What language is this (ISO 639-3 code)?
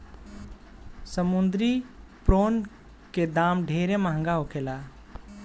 bho